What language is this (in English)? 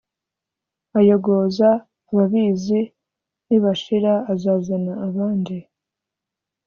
Kinyarwanda